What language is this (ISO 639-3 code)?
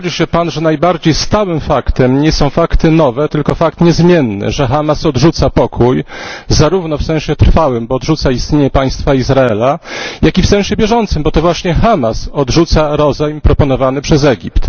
pol